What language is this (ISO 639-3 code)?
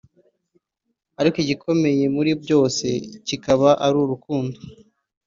kin